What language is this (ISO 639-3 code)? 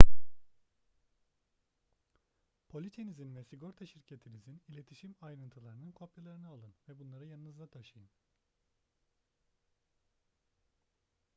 tur